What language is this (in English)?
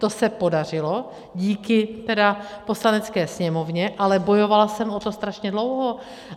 Czech